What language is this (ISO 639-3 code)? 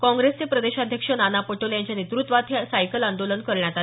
mar